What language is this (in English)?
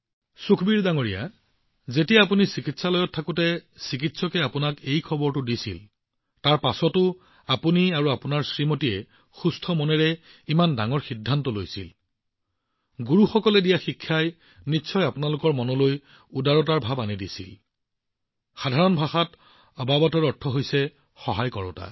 Assamese